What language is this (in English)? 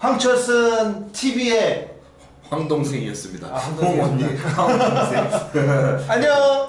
Korean